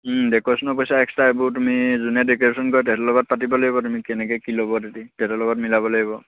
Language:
Assamese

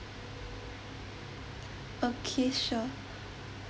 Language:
English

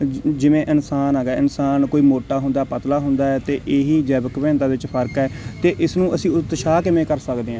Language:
Punjabi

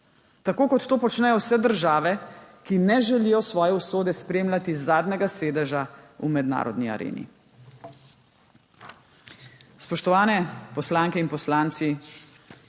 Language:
Slovenian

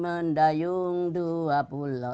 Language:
Indonesian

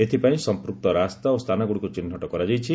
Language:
Odia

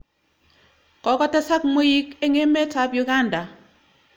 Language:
Kalenjin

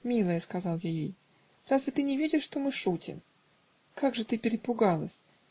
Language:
Russian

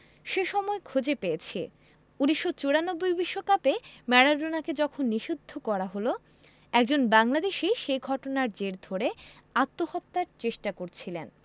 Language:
Bangla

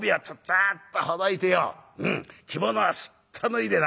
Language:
Japanese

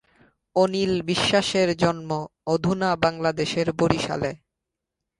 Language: Bangla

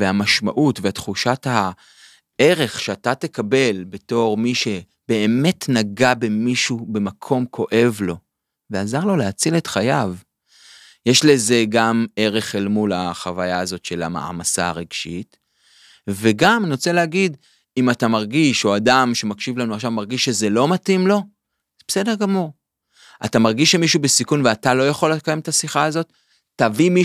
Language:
Hebrew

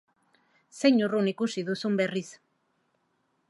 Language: Basque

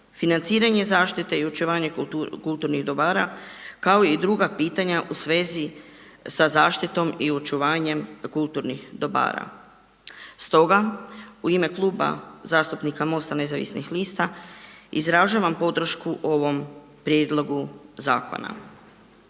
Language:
Croatian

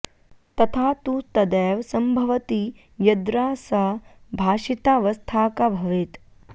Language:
Sanskrit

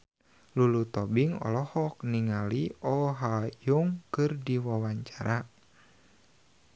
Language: Sundanese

